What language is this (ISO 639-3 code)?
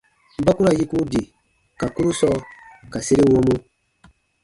bba